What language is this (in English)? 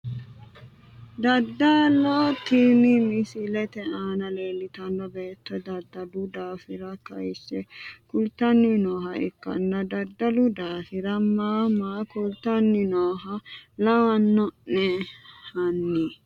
Sidamo